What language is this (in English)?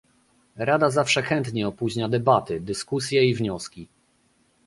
Polish